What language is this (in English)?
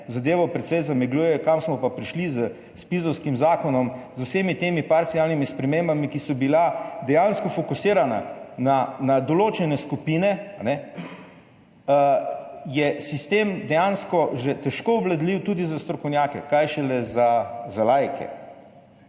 Slovenian